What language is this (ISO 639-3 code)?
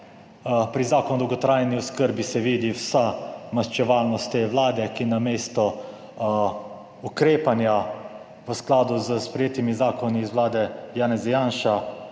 slv